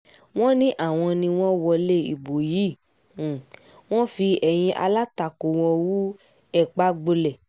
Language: Yoruba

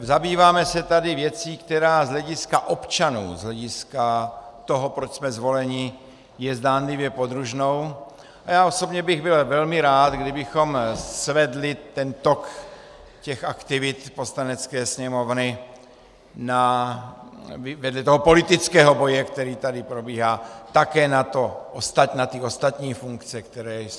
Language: Czech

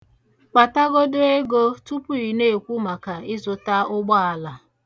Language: Igbo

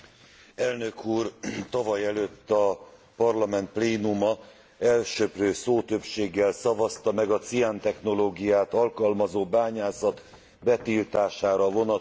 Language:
Hungarian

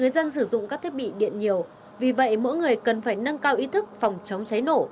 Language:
Vietnamese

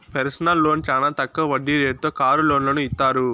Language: Telugu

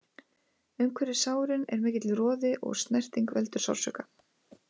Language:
Icelandic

